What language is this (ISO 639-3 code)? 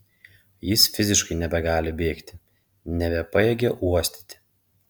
lit